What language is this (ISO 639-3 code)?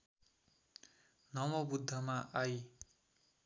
nep